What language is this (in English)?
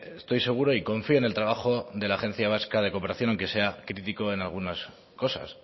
Spanish